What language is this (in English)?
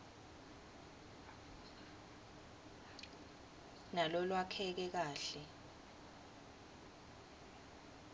Swati